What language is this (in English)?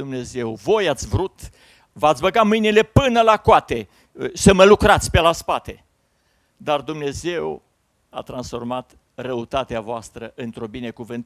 Romanian